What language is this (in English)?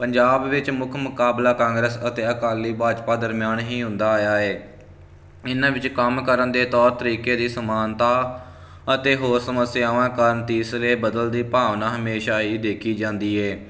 Punjabi